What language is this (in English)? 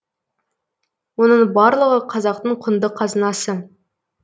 Kazakh